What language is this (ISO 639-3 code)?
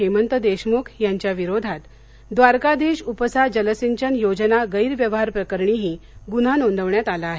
mar